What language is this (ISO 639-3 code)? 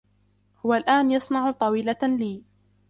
ara